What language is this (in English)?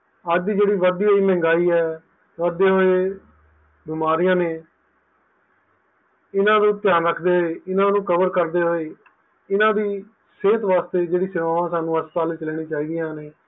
Punjabi